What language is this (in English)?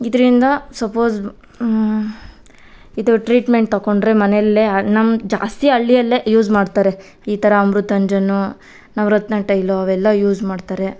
Kannada